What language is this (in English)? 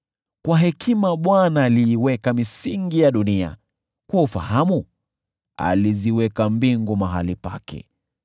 Swahili